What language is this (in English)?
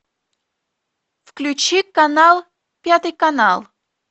Russian